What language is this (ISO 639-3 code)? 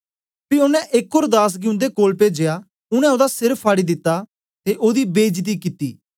doi